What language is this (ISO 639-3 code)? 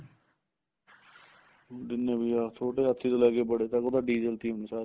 pan